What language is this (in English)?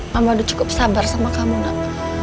Indonesian